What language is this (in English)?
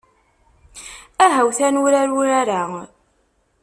Kabyle